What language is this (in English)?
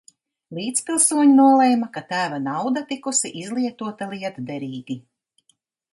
Latvian